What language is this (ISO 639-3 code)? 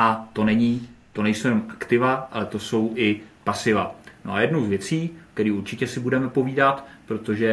ces